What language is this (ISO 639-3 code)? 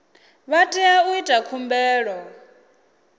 ven